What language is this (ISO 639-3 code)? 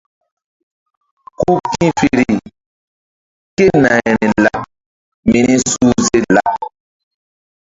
mdd